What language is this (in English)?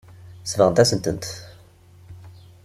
Kabyle